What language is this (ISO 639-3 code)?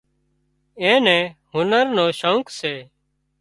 kxp